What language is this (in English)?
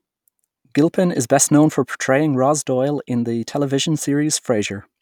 English